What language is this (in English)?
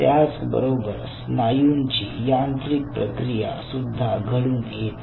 Marathi